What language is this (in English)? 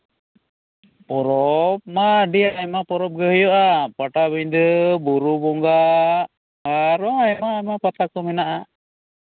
Santali